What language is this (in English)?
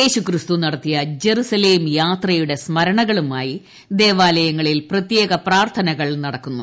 Malayalam